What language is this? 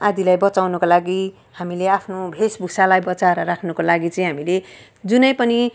Nepali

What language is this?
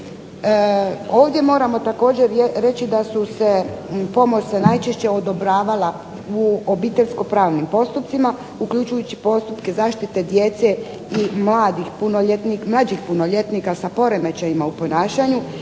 Croatian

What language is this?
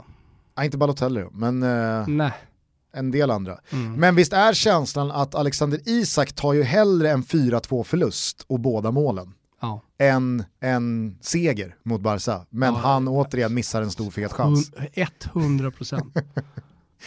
Swedish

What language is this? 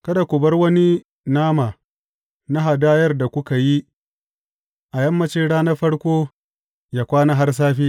Hausa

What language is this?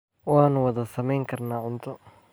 Somali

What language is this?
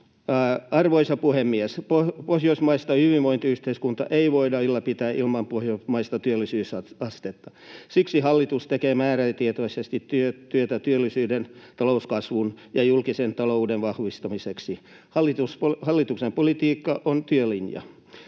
Finnish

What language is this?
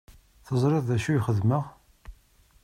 Kabyle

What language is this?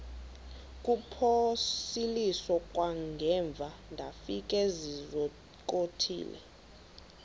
Xhosa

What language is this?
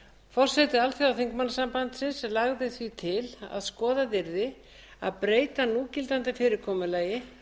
Icelandic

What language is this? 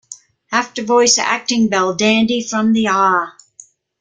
English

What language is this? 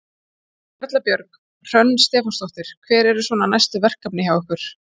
Icelandic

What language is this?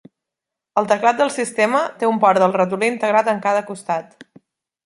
Catalan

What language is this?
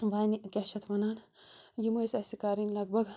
Kashmiri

